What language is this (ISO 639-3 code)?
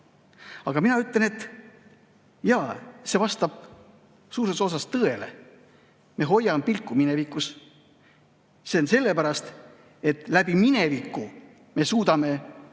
est